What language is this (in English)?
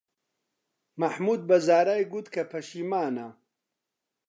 Central Kurdish